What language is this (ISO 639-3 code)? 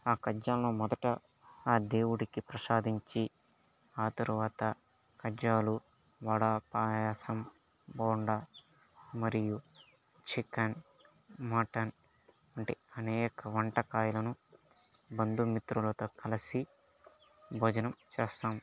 tel